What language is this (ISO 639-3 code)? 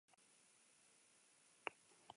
eus